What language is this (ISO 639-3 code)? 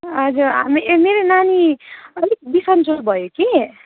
nep